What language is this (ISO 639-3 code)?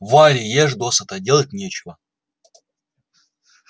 rus